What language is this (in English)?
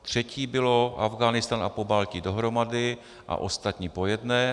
Czech